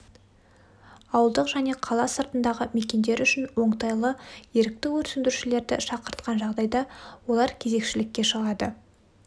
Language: Kazakh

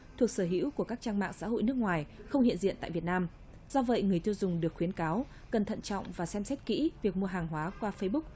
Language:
Vietnamese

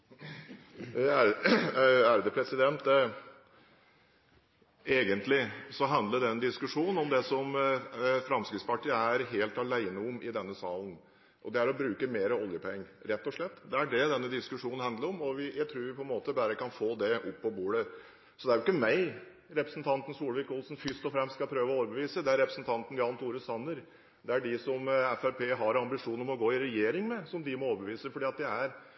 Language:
Norwegian Bokmål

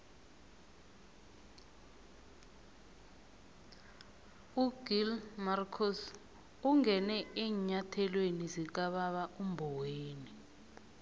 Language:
South Ndebele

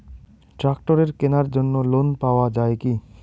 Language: Bangla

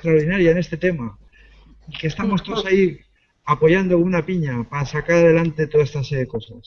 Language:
Spanish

